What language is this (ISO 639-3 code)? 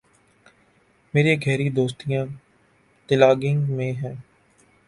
urd